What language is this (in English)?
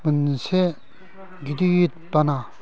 Bodo